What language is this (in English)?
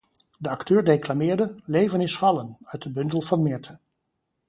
Dutch